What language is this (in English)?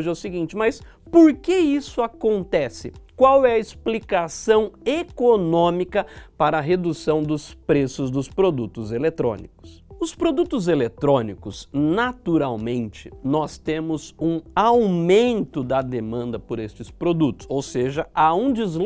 Portuguese